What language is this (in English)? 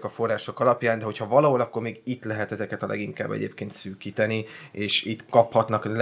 Hungarian